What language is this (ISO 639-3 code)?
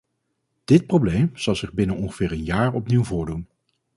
nld